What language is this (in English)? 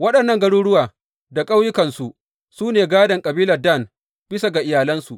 Hausa